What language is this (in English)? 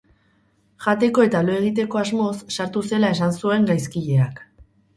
Basque